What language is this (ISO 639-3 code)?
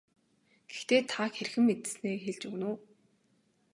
mon